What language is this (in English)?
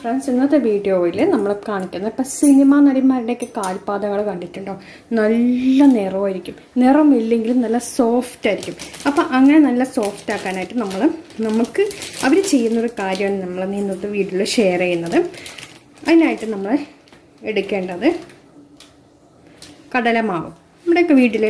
Romanian